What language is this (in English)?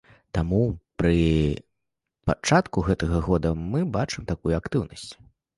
Belarusian